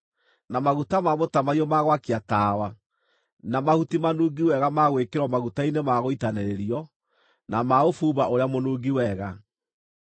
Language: Kikuyu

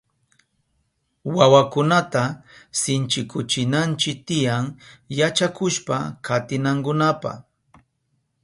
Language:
Southern Pastaza Quechua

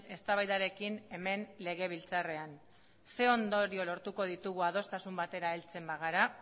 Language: Basque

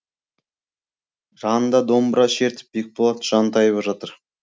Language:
Kazakh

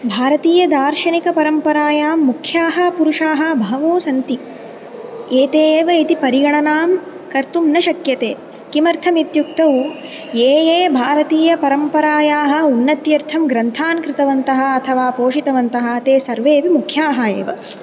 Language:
Sanskrit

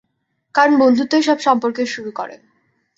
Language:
Bangla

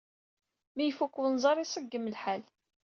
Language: Kabyle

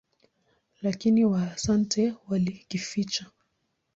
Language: Swahili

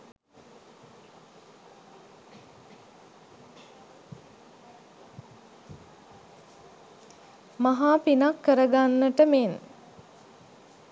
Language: Sinhala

